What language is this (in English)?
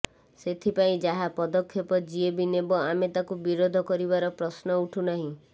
Odia